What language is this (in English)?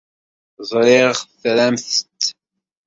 Kabyle